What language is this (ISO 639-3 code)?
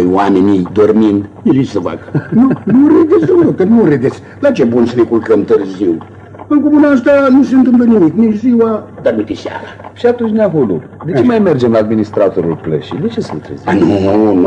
ron